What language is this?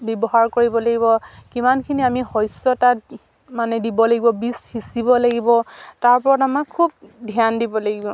Assamese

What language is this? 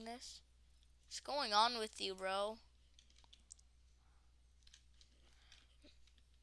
English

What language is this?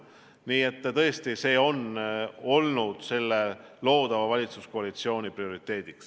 Estonian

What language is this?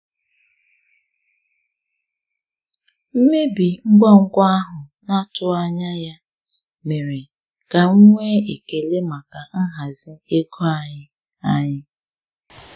Igbo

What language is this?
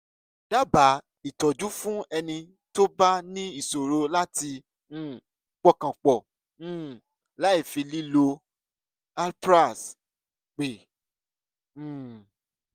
Yoruba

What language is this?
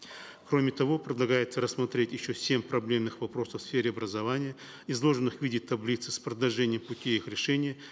Kazakh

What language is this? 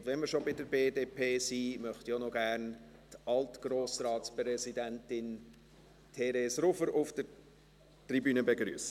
Swiss German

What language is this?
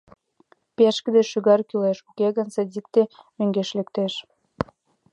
Mari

